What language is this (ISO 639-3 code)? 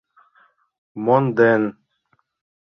chm